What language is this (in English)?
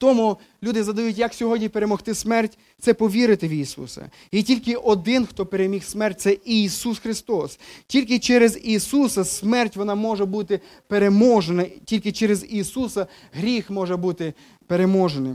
Ukrainian